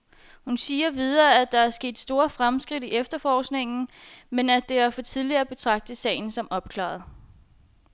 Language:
Danish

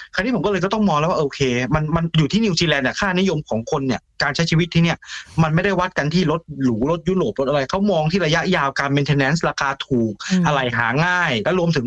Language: Thai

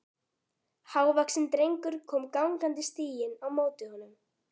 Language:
Icelandic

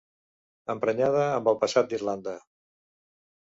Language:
Catalan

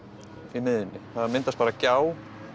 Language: Icelandic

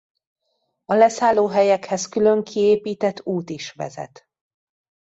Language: Hungarian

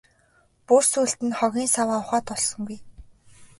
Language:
Mongolian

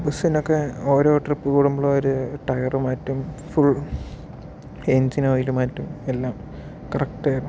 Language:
Malayalam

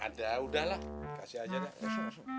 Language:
Indonesian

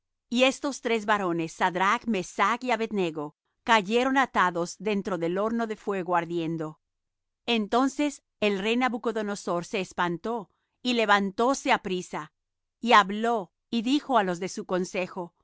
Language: Spanish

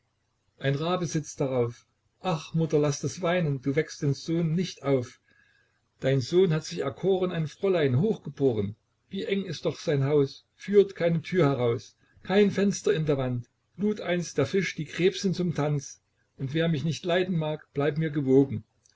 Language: German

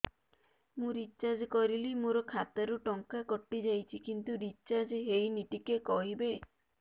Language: Odia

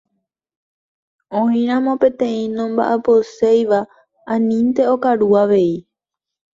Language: Guarani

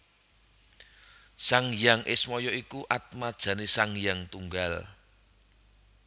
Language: Javanese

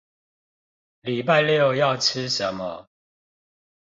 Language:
Chinese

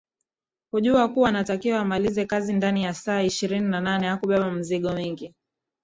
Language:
Swahili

